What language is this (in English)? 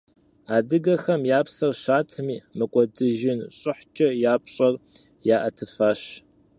Kabardian